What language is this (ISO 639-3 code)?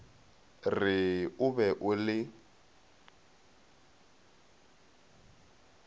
nso